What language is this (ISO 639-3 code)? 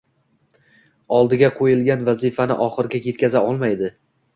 uzb